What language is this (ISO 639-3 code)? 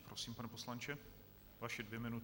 ces